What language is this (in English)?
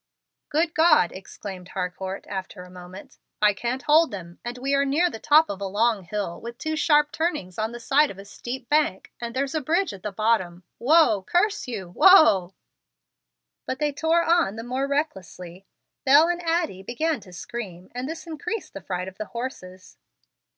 English